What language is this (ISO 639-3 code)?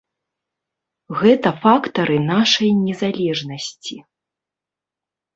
bel